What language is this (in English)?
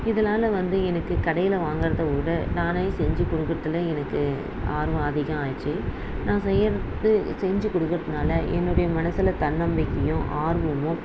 Tamil